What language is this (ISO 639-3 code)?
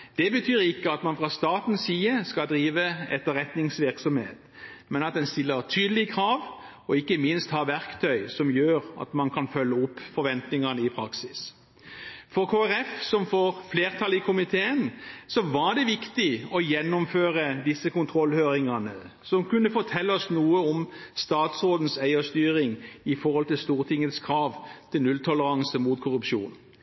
nob